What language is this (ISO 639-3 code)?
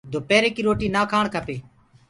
ggg